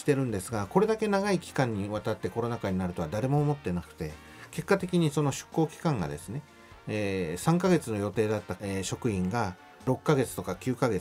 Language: Japanese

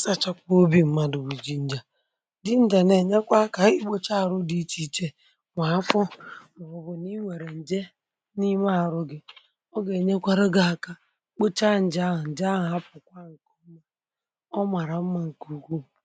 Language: Igbo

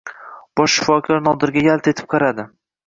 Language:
Uzbek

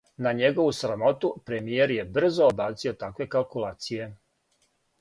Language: Serbian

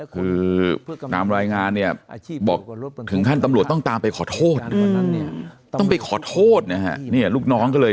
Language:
Thai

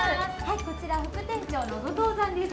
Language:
Japanese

